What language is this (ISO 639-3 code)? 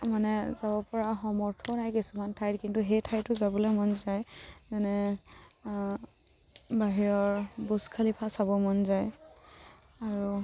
asm